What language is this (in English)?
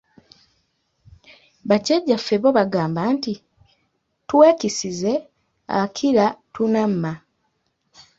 Ganda